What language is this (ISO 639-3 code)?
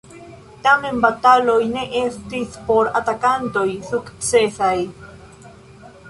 epo